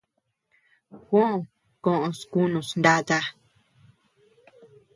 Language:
Tepeuxila Cuicatec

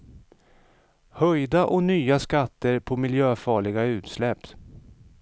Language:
Swedish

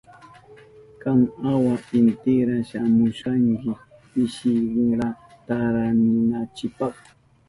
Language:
Southern Pastaza Quechua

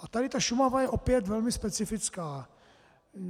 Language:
Czech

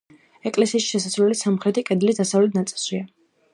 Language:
Georgian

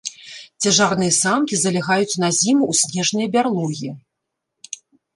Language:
Belarusian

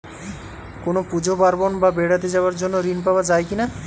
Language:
Bangla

